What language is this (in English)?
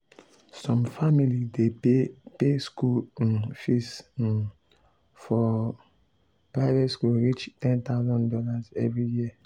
Nigerian Pidgin